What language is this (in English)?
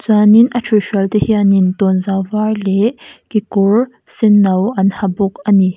Mizo